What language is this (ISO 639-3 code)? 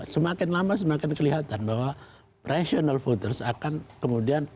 ind